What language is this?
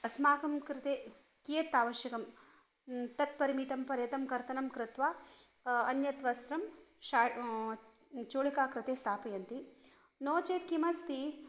Sanskrit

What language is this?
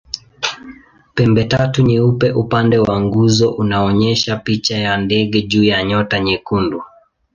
Swahili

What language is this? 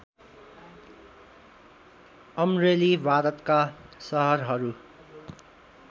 Nepali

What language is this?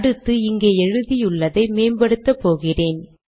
Tamil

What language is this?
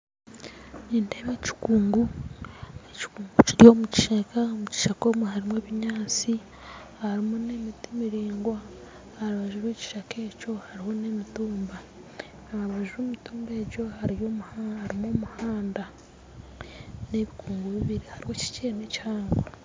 Nyankole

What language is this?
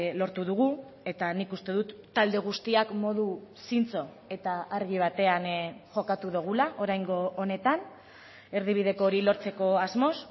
Basque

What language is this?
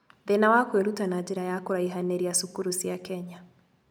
Kikuyu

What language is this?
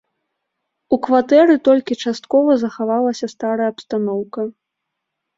Belarusian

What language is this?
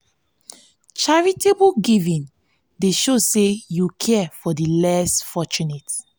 Nigerian Pidgin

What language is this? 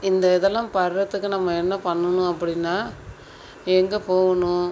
Tamil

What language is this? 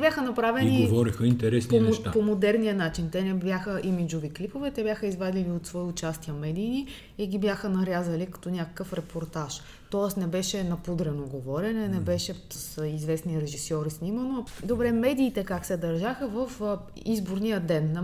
Bulgarian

